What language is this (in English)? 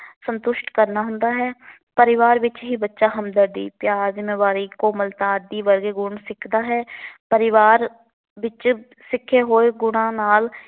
Punjabi